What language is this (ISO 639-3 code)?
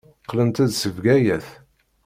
kab